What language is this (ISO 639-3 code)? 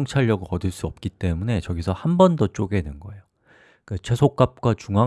kor